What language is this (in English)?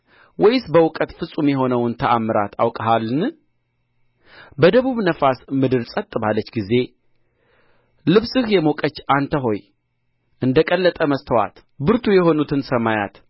Amharic